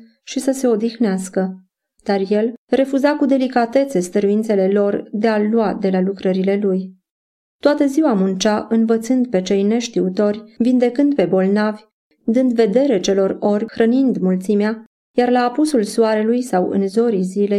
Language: Romanian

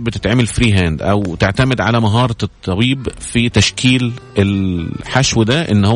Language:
Arabic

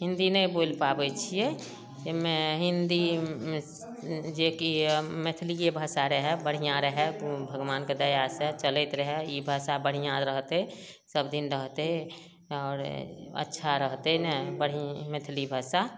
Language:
Maithili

